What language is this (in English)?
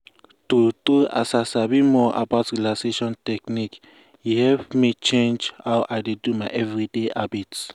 Nigerian Pidgin